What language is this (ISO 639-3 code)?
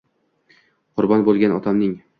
uzb